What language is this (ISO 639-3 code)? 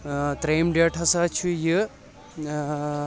kas